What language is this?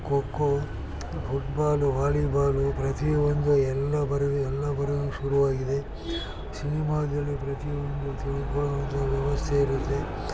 Kannada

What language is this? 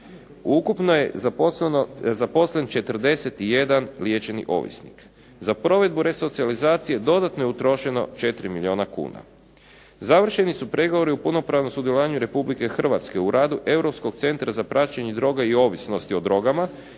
Croatian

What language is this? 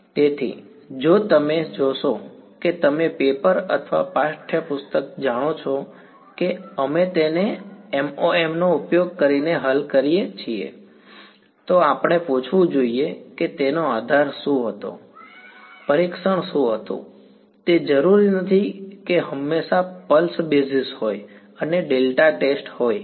Gujarati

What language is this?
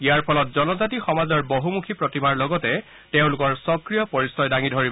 Assamese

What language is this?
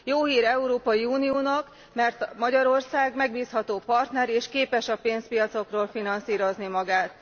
Hungarian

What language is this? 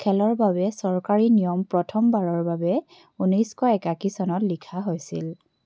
Assamese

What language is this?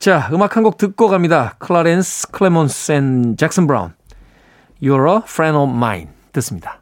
Korean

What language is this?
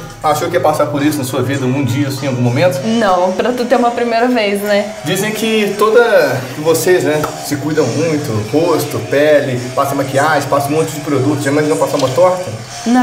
Portuguese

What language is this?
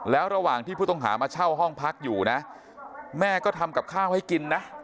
Thai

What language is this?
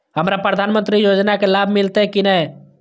Maithili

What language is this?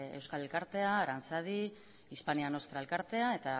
Basque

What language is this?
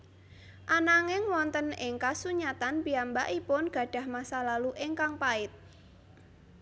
Javanese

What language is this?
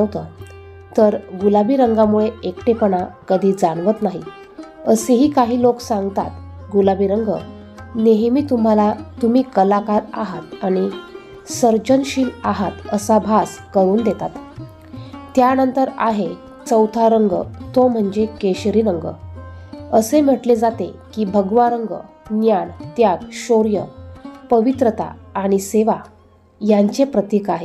Marathi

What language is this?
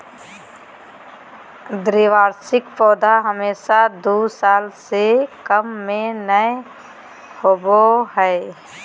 Magahi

